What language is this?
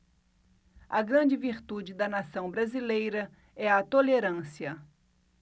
Portuguese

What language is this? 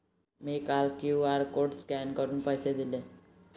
Marathi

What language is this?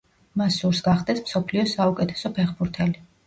Georgian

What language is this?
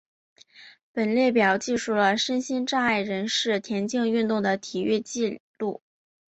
Chinese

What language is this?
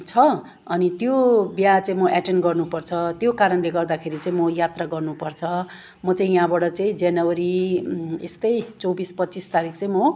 Nepali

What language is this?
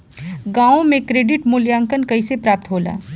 Bhojpuri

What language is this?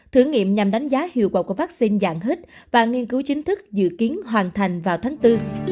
Vietnamese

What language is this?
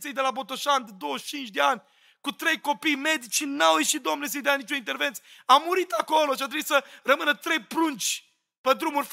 Romanian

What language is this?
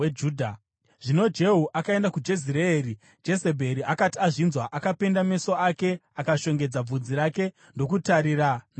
Shona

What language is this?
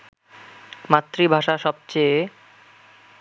Bangla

